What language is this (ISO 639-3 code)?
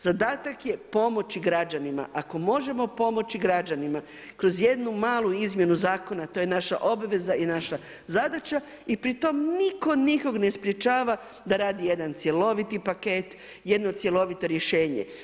hrv